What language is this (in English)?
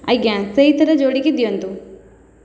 Odia